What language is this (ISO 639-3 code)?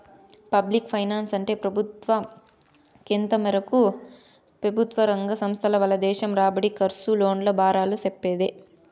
tel